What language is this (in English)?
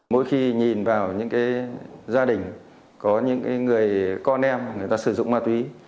Vietnamese